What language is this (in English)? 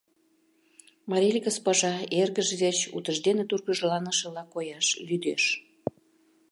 Mari